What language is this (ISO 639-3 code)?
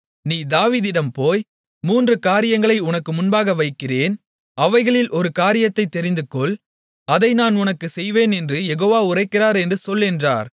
tam